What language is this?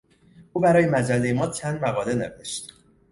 Persian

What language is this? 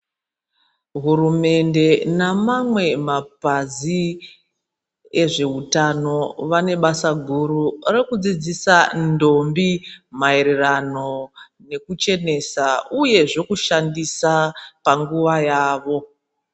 Ndau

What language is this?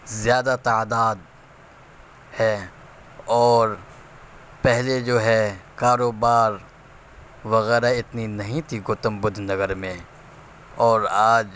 Urdu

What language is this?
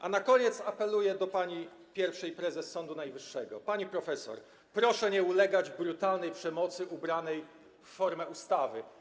Polish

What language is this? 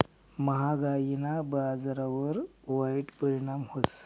Marathi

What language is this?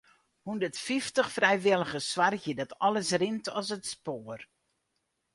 Western Frisian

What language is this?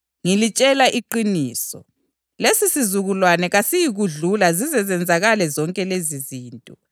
North Ndebele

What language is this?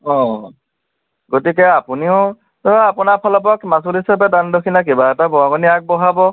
Assamese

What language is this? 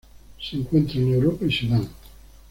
Spanish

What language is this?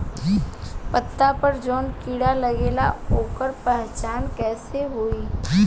Bhojpuri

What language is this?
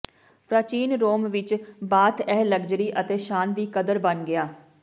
Punjabi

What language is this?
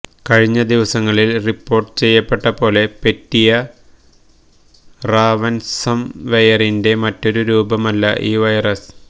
Malayalam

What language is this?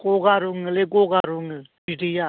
Bodo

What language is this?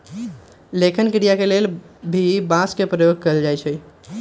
Magahi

